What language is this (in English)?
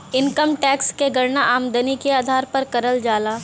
Bhojpuri